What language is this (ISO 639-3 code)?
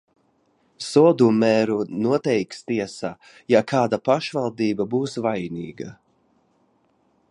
lav